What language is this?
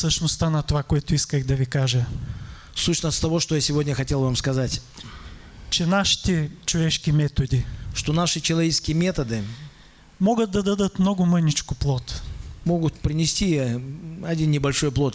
Russian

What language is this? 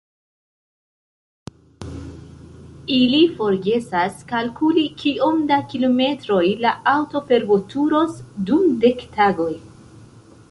Esperanto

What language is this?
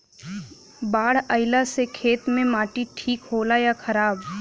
Bhojpuri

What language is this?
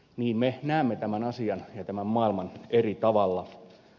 Finnish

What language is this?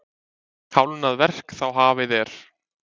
Icelandic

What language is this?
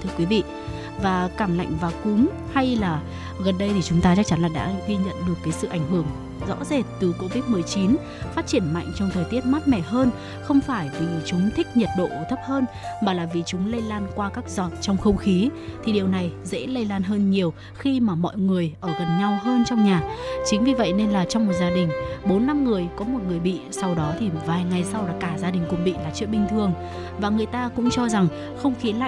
Vietnamese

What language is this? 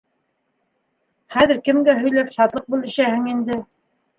Bashkir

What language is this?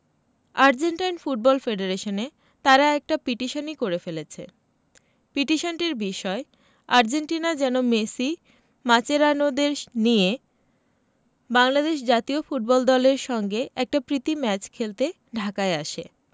Bangla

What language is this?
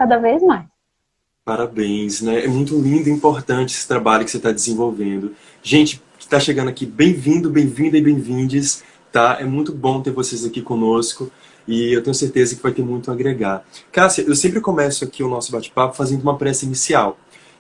Portuguese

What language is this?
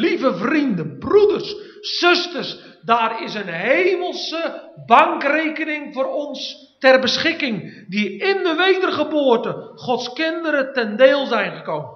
Dutch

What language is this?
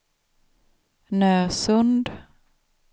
Swedish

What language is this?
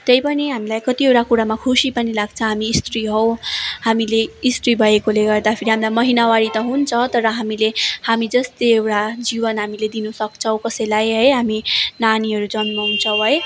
Nepali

